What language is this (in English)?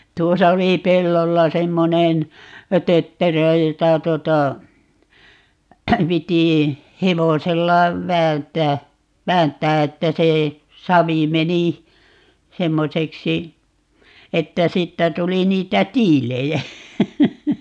Finnish